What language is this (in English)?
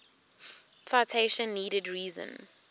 English